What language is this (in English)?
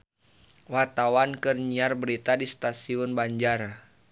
Sundanese